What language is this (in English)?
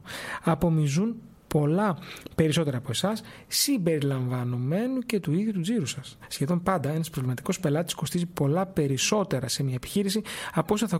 Greek